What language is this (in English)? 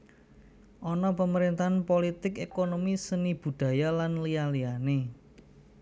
Javanese